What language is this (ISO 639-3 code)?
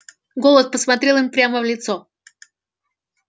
rus